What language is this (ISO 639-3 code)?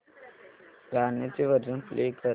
mar